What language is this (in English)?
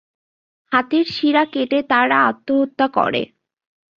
Bangla